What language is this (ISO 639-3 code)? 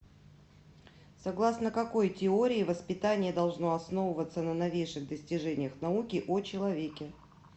rus